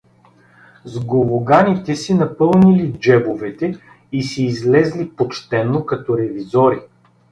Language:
Bulgarian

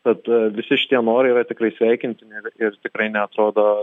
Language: Lithuanian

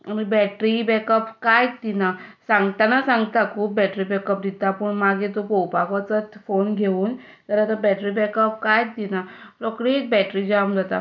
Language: Konkani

